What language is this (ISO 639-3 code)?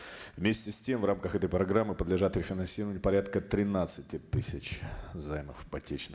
kaz